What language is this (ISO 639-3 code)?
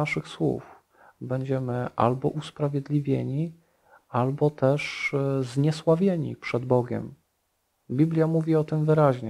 pol